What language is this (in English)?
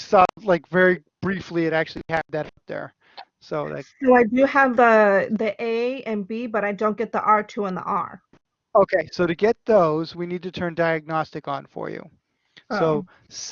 English